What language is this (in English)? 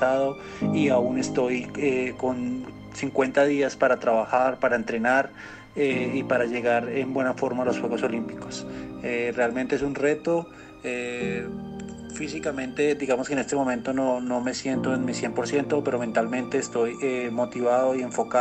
Spanish